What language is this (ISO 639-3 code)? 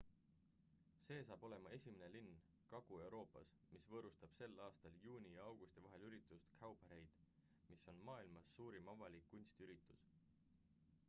est